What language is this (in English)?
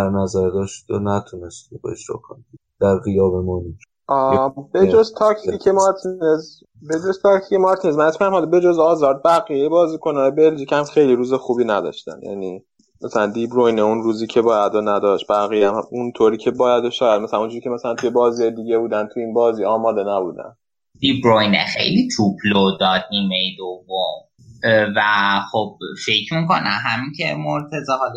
Persian